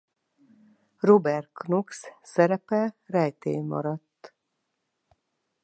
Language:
Hungarian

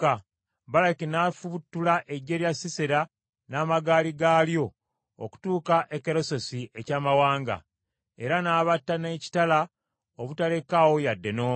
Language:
Ganda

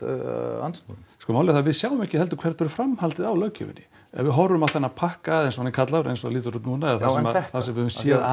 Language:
Icelandic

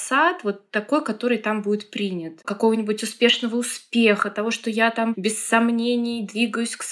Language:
Russian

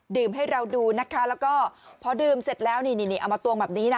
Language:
Thai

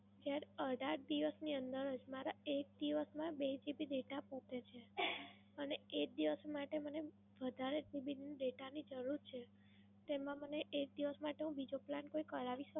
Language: Gujarati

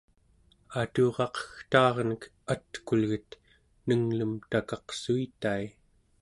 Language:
Central Yupik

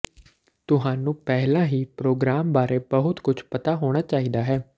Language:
Punjabi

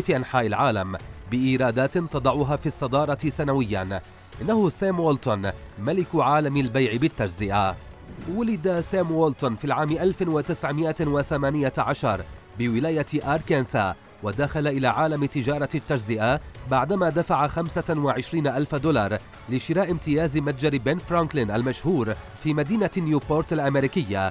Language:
Arabic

